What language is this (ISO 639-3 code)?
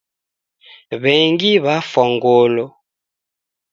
dav